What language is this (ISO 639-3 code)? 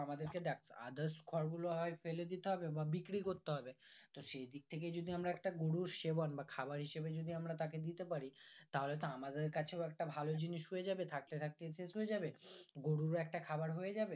ben